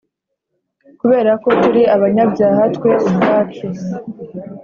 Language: Kinyarwanda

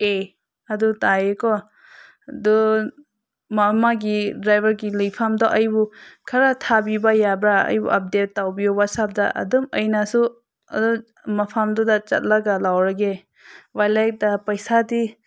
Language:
Manipuri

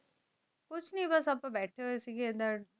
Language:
Punjabi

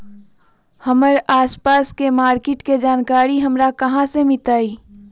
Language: Magahi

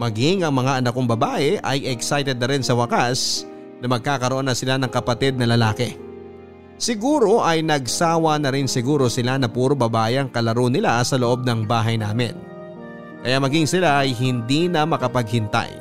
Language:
Filipino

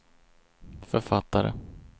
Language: Swedish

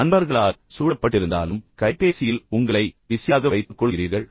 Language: Tamil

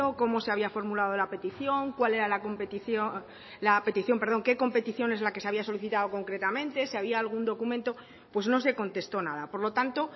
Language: Spanish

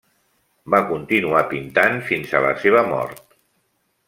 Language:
Catalan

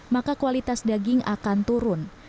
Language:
Indonesian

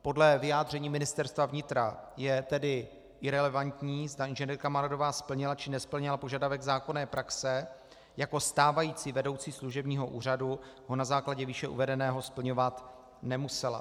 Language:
Czech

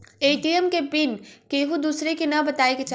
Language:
Bhojpuri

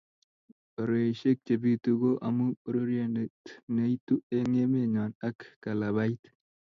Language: Kalenjin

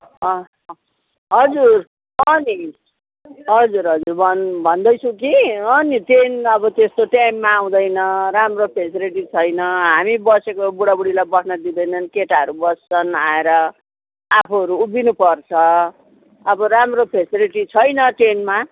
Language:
Nepali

